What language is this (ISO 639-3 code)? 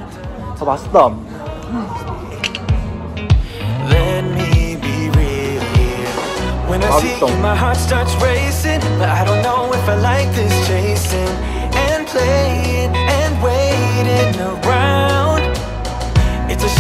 kor